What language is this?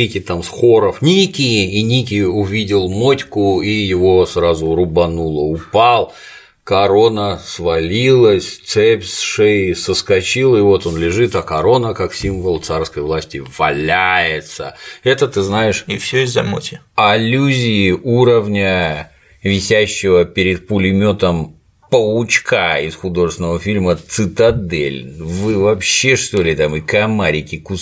Russian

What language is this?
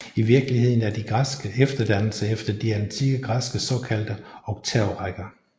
Danish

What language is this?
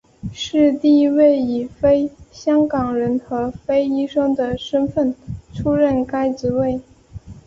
Chinese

